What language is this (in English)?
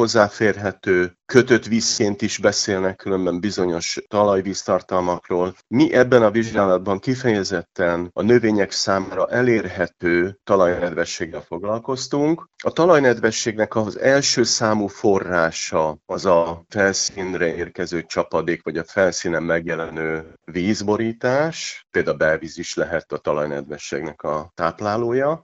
Hungarian